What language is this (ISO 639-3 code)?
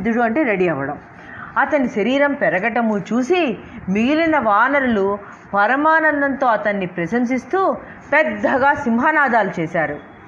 tel